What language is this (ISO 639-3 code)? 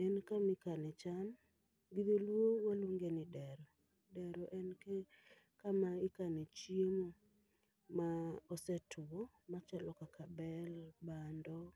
luo